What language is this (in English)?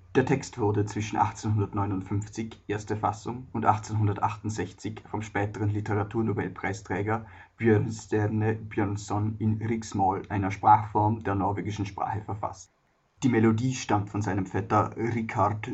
German